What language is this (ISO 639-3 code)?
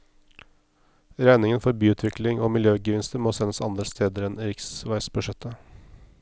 nor